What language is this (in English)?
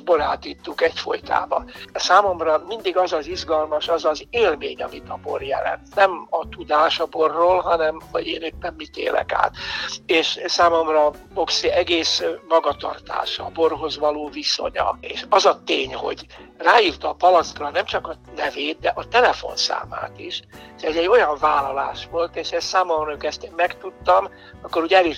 Hungarian